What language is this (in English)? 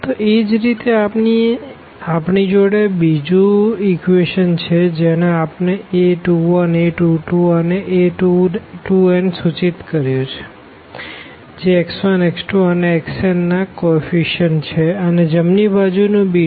Gujarati